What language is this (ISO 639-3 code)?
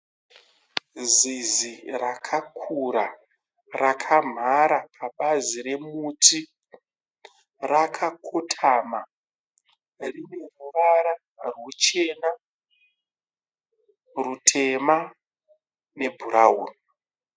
sna